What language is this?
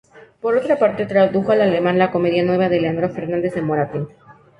Spanish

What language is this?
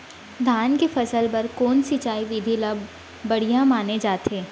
Chhattisgarhi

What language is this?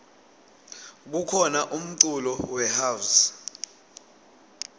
Swati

